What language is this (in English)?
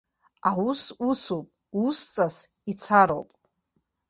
Abkhazian